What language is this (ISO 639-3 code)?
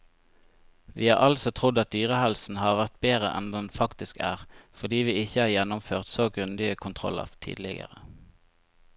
nor